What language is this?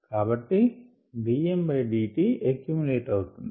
Telugu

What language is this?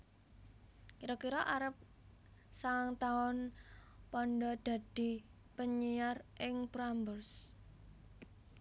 Javanese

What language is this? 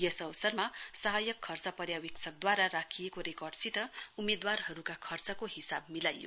Nepali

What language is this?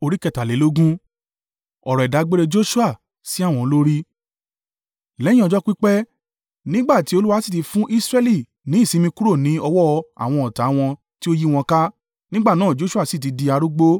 Yoruba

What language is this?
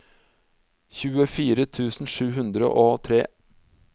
Norwegian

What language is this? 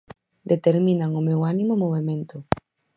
Galician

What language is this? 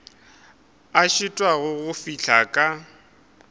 Northern Sotho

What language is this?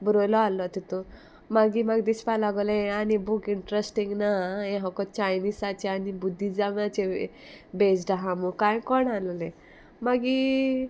Konkani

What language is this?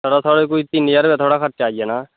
Dogri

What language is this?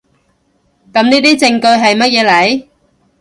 Cantonese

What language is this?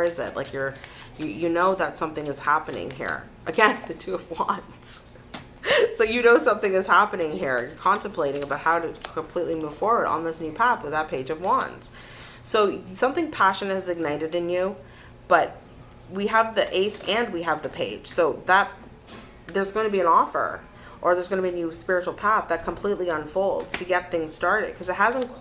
English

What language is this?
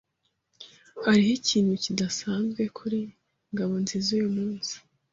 Kinyarwanda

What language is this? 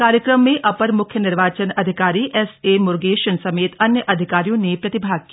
Hindi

